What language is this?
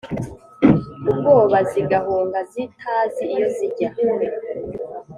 Kinyarwanda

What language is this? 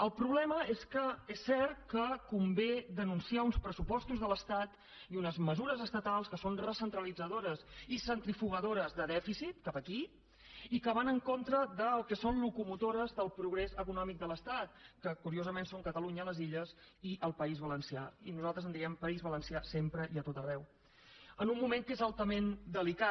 Catalan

